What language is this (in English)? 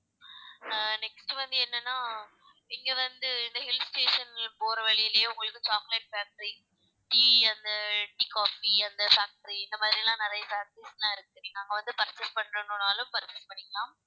Tamil